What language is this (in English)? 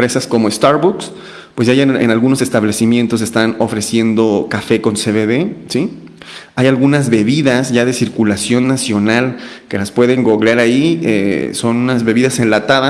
Spanish